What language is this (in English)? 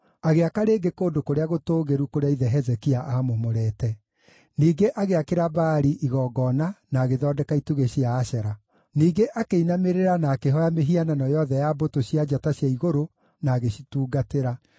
Kikuyu